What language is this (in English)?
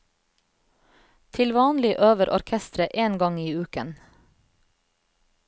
Norwegian